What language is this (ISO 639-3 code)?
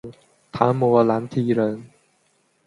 zho